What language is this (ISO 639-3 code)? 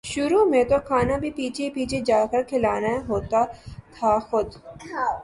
urd